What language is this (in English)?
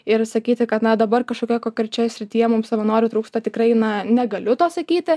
Lithuanian